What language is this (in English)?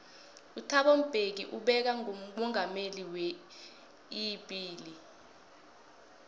South Ndebele